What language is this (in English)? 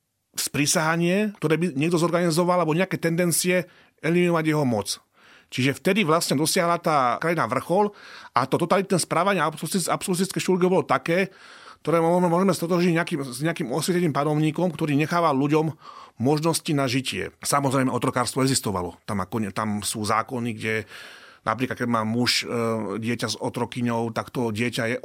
Slovak